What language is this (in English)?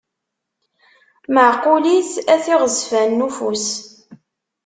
Kabyle